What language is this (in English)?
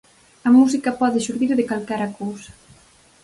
Galician